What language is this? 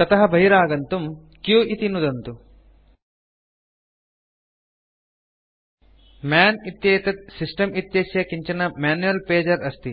Sanskrit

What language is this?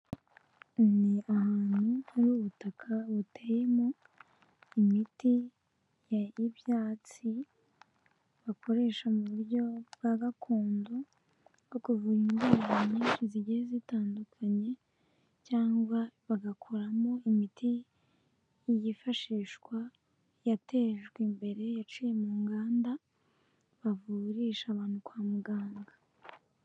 Kinyarwanda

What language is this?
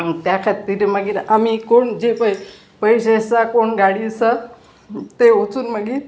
Konkani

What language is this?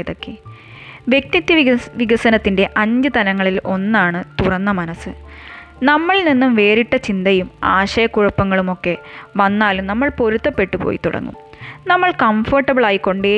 Malayalam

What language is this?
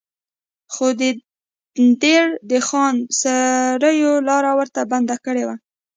Pashto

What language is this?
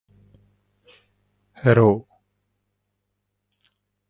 Japanese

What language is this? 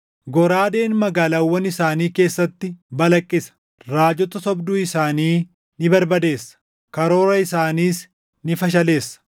Oromo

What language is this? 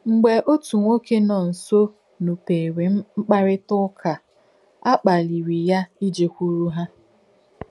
Igbo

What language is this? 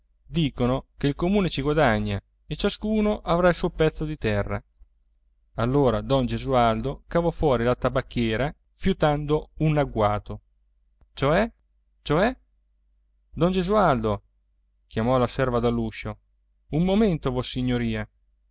Italian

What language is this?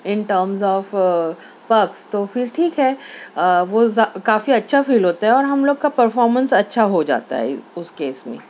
Urdu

